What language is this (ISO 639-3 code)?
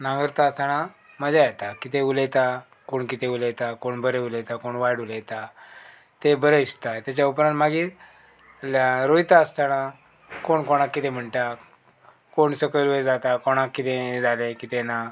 kok